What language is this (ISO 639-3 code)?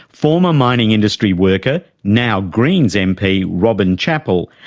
eng